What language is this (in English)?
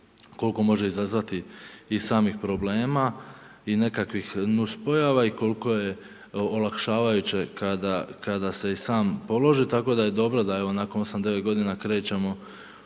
Croatian